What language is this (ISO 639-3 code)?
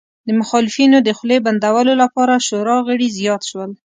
pus